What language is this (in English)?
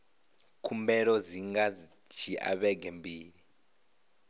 Venda